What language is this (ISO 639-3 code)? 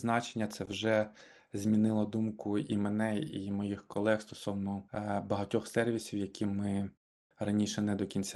ukr